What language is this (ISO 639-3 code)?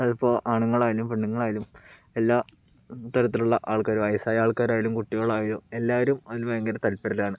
mal